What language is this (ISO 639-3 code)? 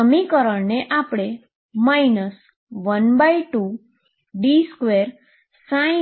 guj